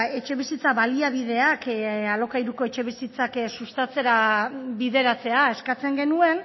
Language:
Basque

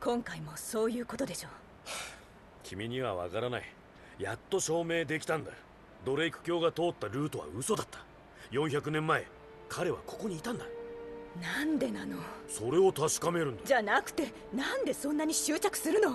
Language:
Japanese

